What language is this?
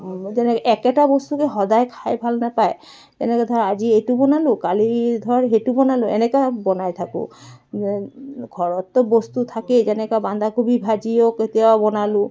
Assamese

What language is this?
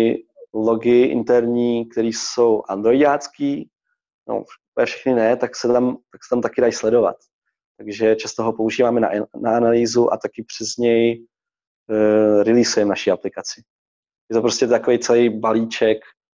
Czech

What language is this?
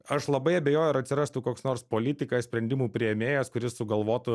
Lithuanian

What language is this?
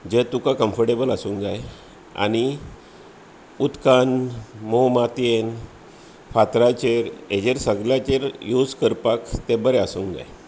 Konkani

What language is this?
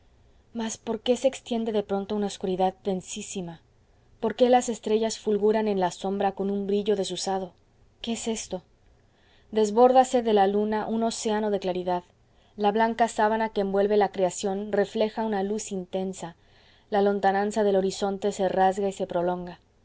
Spanish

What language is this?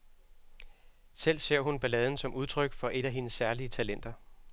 Danish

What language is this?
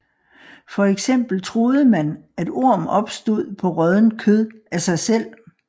Danish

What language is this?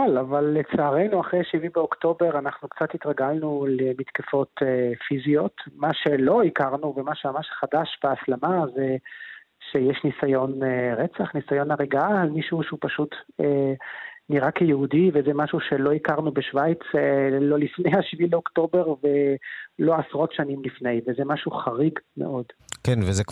Hebrew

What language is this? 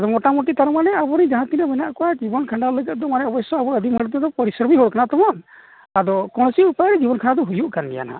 Santali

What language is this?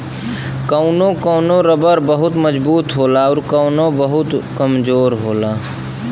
Bhojpuri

